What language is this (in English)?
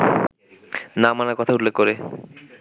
Bangla